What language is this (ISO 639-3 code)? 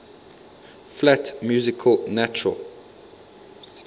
eng